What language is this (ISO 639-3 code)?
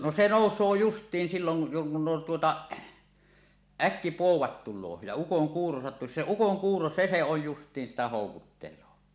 fin